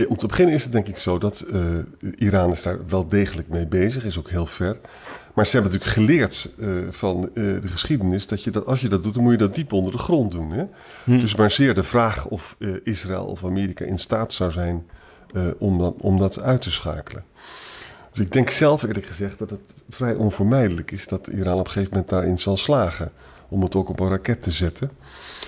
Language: Dutch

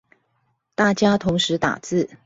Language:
Chinese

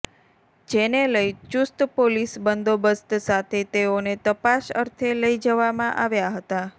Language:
Gujarati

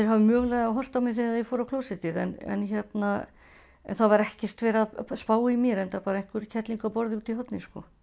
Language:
Icelandic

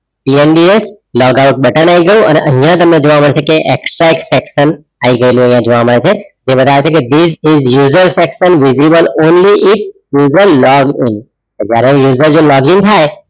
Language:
Gujarati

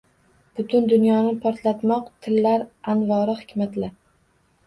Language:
Uzbek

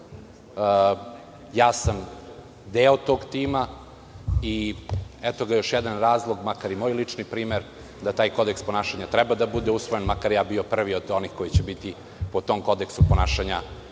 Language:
Serbian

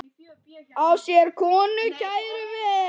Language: Icelandic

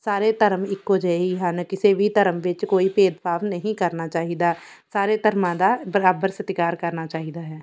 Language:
Punjabi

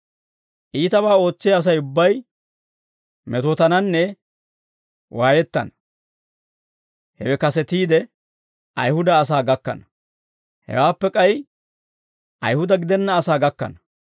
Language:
Dawro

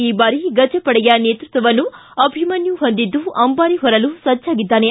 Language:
Kannada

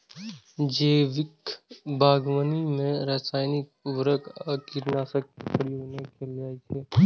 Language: Maithili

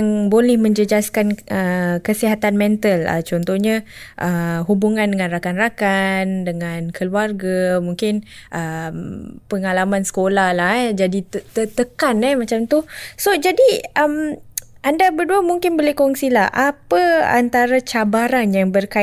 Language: Malay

